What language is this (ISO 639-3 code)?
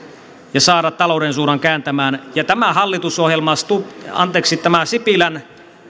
fin